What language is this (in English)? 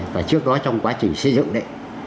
Vietnamese